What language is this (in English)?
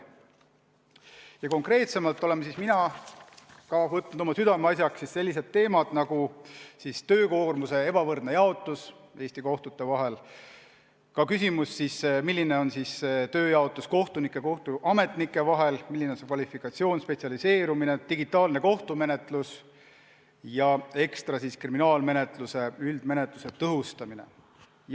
Estonian